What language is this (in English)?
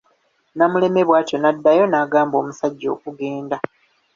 Ganda